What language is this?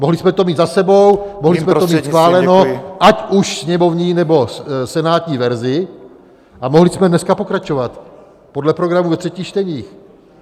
Czech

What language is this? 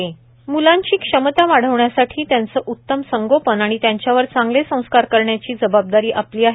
Marathi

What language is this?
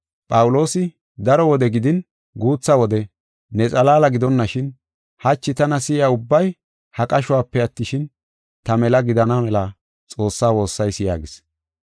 Gofa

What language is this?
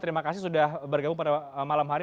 Indonesian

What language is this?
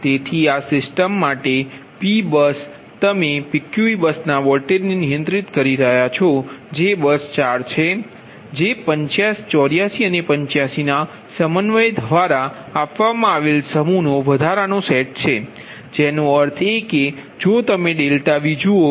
Gujarati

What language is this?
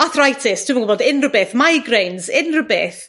Welsh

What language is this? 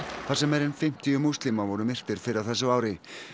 Icelandic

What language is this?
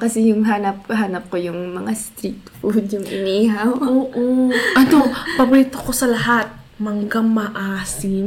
Filipino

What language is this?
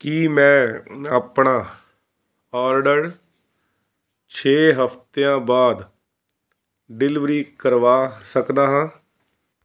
Punjabi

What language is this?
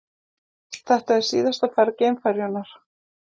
Icelandic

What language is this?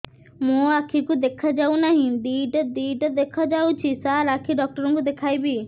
Odia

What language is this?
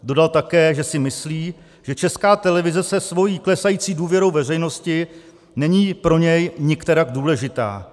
Czech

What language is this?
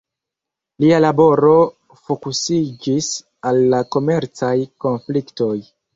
Esperanto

